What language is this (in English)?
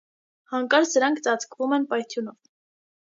Armenian